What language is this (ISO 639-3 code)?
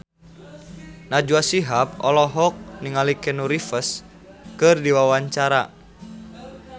sun